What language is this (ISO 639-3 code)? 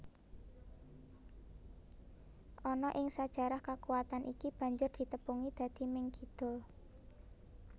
jav